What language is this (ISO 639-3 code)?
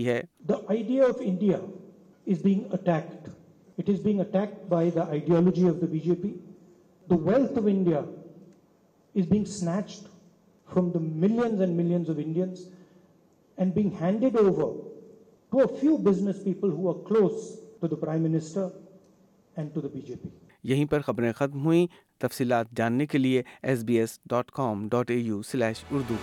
urd